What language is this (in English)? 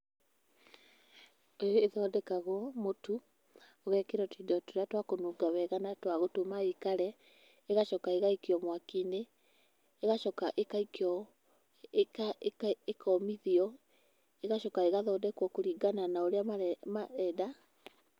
Kikuyu